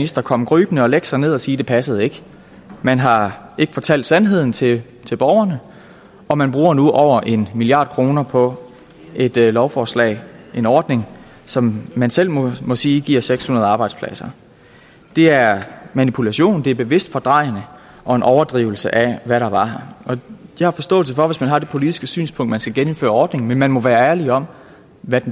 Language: Danish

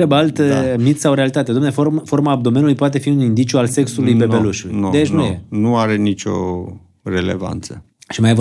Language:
Romanian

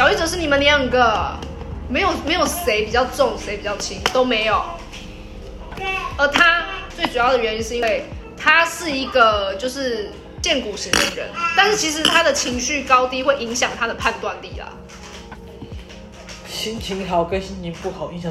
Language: Chinese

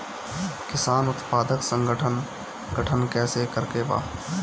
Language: Bhojpuri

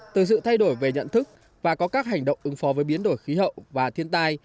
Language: Vietnamese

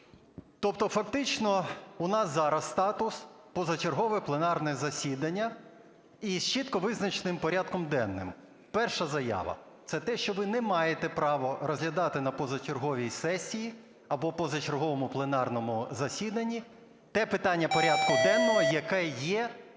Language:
Ukrainian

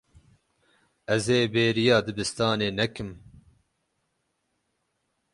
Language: Kurdish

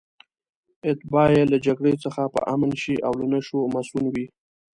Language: Pashto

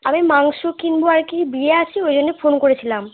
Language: Bangla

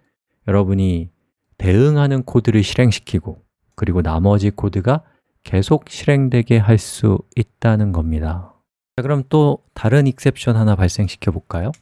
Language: Korean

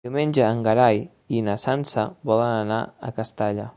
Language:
Catalan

